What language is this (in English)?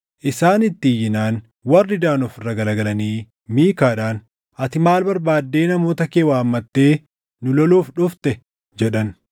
Oromo